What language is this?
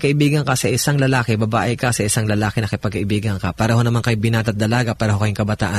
Filipino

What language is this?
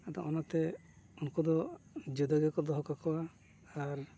Santali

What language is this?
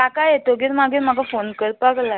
Konkani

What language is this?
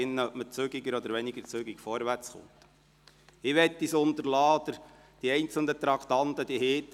Swiss German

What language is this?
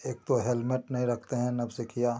Hindi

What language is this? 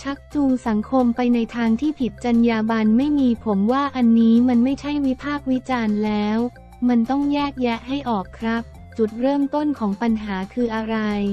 Thai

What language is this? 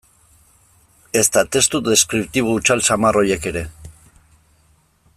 Basque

